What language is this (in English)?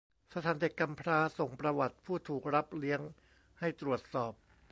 Thai